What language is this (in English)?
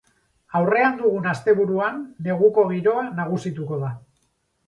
Basque